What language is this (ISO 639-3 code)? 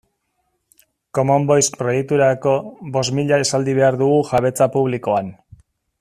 eus